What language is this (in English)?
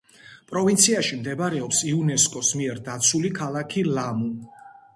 Georgian